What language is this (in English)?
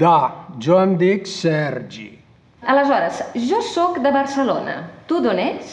Spanish